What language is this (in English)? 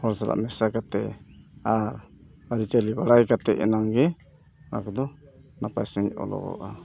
Santali